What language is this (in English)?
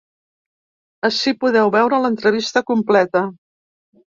Catalan